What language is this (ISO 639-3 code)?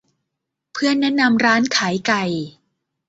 tha